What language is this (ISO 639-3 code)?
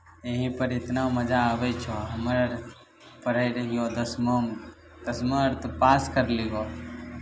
mai